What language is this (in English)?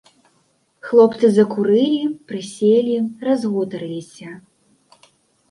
Belarusian